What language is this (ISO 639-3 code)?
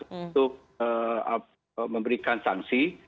ind